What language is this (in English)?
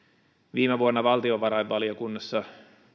Finnish